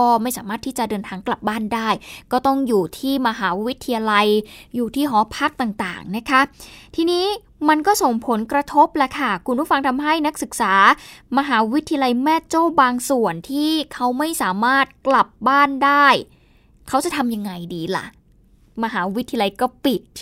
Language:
Thai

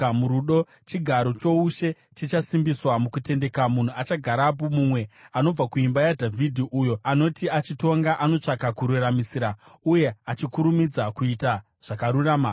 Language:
Shona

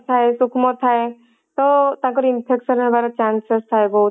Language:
Odia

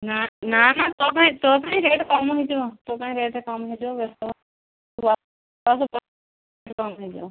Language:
Odia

